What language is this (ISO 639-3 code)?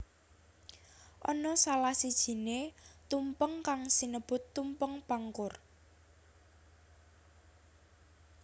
jav